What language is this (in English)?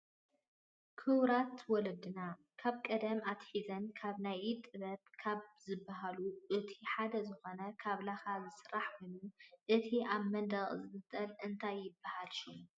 Tigrinya